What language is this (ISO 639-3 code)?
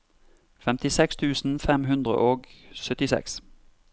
nor